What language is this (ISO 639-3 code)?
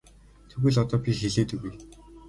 mon